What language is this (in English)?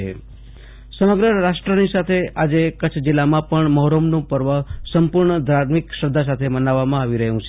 Gujarati